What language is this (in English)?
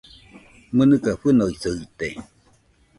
Nüpode Huitoto